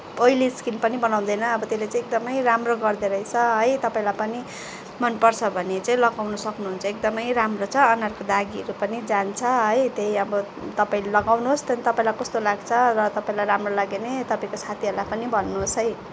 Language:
Nepali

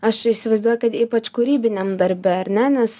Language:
Lithuanian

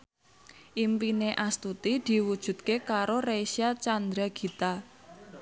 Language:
Javanese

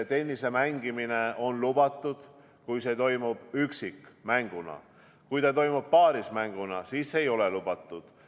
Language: Estonian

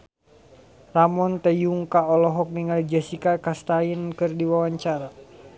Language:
Sundanese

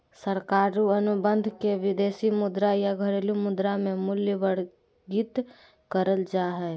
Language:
Magahi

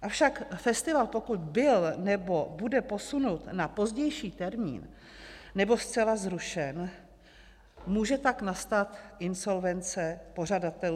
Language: Czech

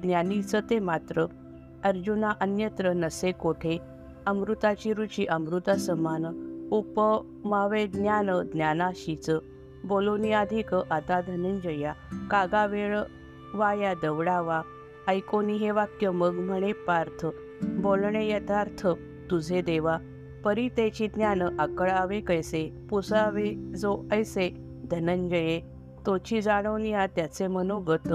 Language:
Marathi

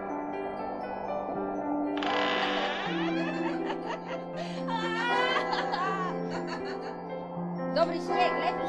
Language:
Polish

